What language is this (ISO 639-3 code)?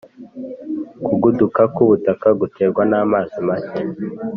kin